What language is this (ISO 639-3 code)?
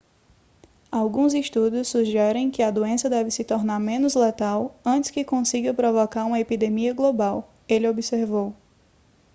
por